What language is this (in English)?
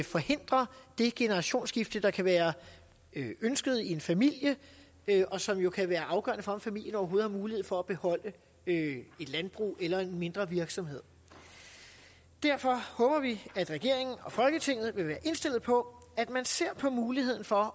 Danish